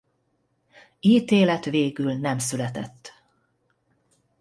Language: Hungarian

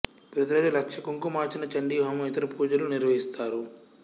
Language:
Telugu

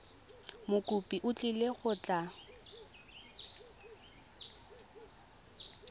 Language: Tswana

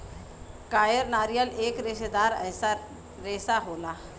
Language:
Bhojpuri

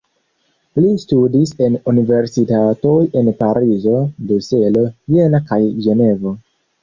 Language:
Esperanto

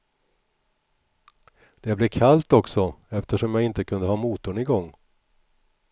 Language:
Swedish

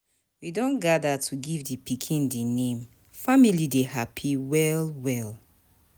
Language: Nigerian Pidgin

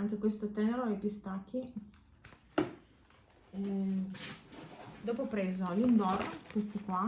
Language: Italian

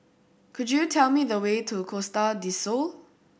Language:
English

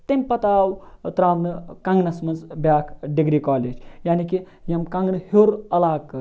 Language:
Kashmiri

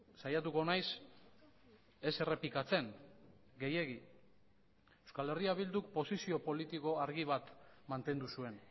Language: Basque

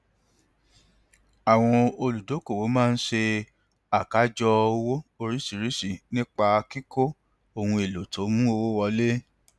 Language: Yoruba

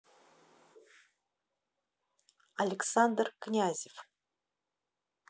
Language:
Russian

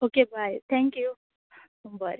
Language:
Konkani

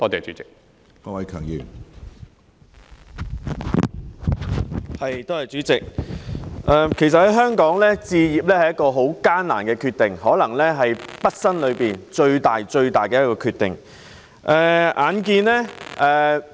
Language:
Cantonese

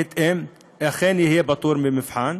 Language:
Hebrew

